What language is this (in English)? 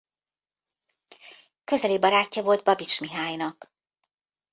Hungarian